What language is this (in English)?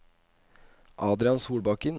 Norwegian